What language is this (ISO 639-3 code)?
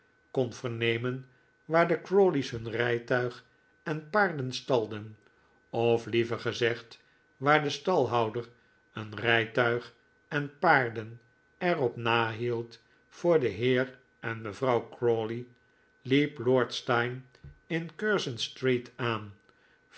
nld